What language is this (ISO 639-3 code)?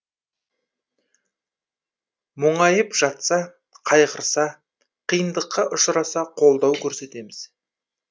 kaz